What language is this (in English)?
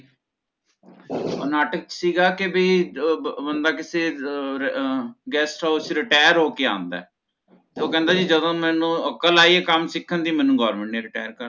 Punjabi